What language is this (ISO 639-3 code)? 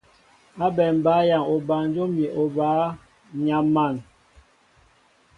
mbo